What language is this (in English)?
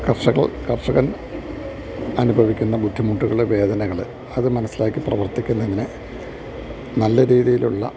Malayalam